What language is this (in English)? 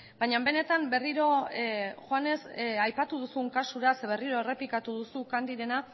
Basque